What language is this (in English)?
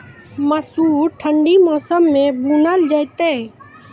Maithili